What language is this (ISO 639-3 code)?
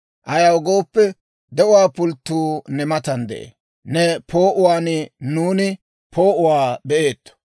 dwr